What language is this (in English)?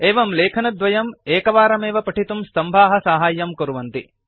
Sanskrit